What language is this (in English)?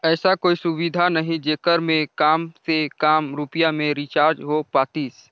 Chhattisgarhi